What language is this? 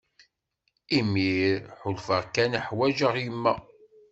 Kabyle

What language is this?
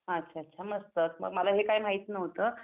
Marathi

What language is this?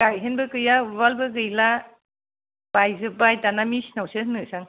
Bodo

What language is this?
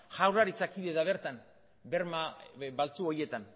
Basque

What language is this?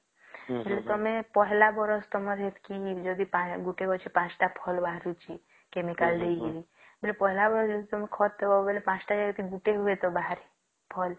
Odia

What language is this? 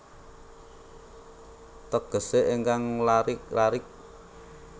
Javanese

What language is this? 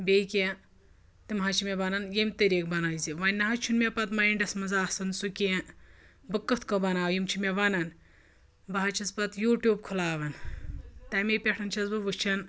Kashmiri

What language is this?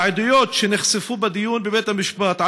Hebrew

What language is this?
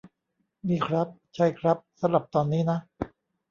Thai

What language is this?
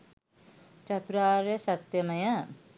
Sinhala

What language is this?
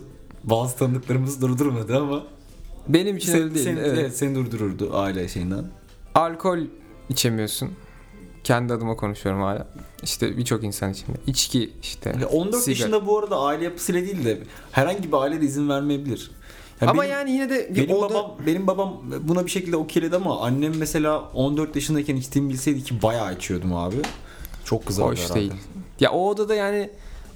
Turkish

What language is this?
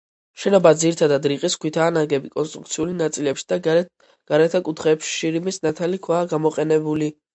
Georgian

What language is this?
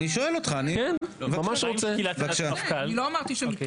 Hebrew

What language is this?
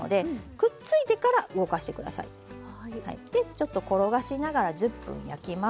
Japanese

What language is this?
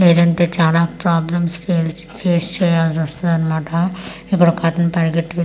Telugu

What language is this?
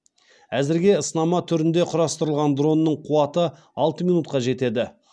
Kazakh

